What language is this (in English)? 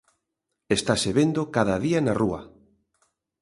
Galician